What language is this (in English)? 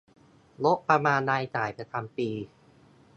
Thai